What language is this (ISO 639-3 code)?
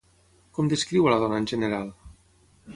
cat